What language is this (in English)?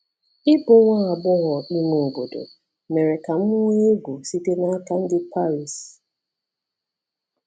Igbo